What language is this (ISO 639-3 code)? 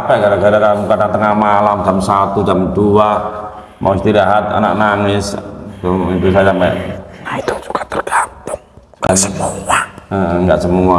ind